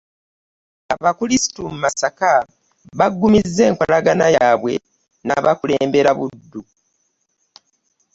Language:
Ganda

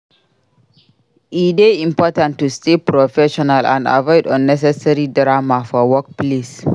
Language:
Nigerian Pidgin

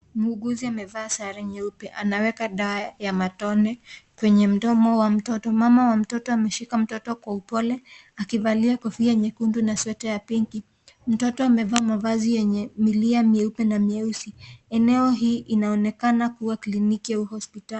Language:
Swahili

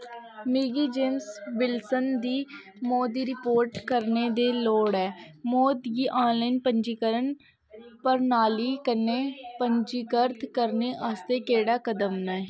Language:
Dogri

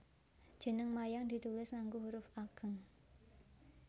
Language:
Javanese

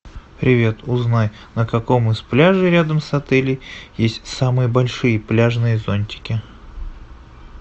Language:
Russian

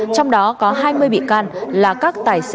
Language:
Vietnamese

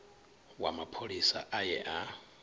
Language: Venda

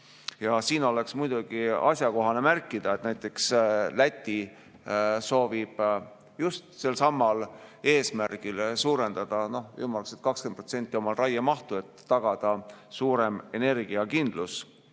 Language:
Estonian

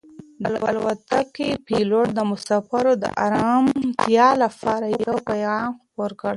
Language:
Pashto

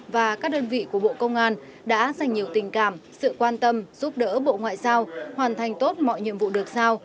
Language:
Vietnamese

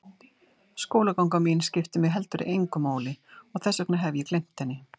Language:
Icelandic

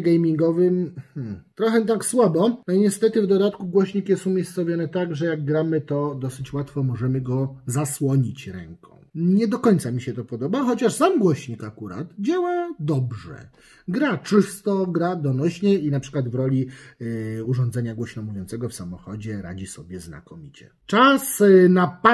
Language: Polish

